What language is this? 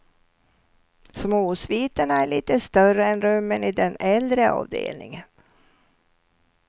Swedish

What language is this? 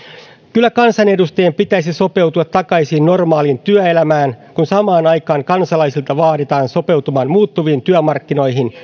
Finnish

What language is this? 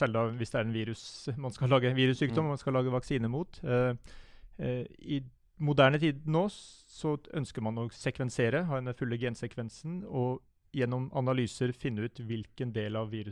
English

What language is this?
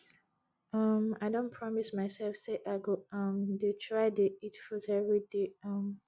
Nigerian Pidgin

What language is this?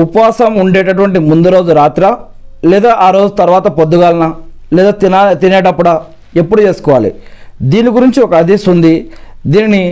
Telugu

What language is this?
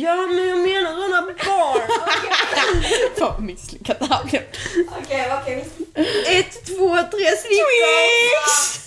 Swedish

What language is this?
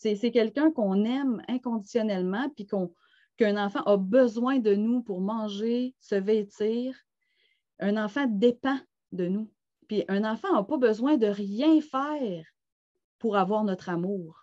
French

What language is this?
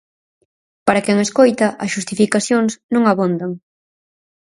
Galician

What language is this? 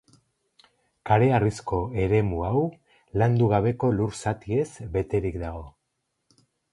Basque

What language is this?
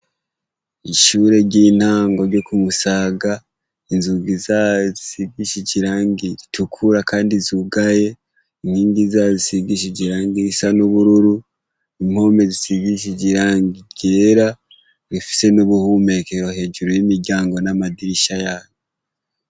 Rundi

